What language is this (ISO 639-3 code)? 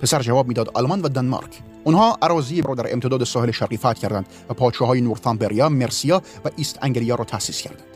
fas